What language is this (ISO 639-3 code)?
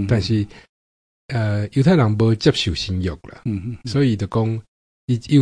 zho